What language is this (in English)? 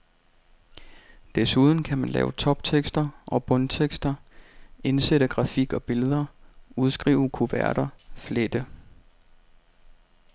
Danish